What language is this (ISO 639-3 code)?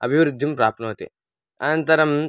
san